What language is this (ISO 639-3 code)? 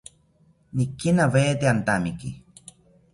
cpy